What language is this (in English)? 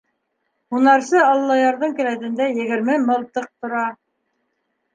Bashkir